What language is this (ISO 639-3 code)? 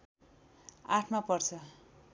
nep